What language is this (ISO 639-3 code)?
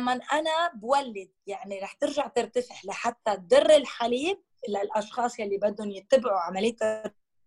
ara